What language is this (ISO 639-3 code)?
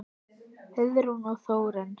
isl